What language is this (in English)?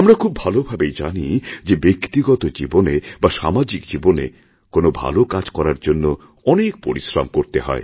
Bangla